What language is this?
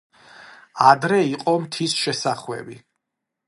Georgian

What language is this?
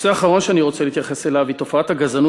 Hebrew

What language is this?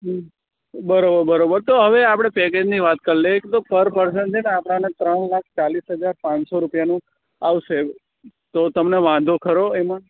Gujarati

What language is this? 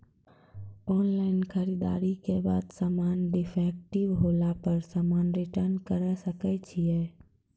Maithili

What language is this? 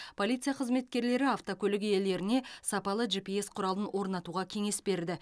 Kazakh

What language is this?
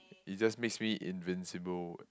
English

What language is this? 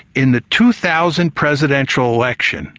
English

